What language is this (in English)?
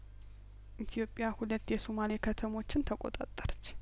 Amharic